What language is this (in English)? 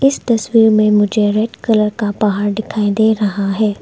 Hindi